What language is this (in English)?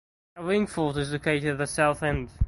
English